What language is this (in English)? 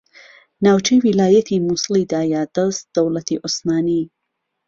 Central Kurdish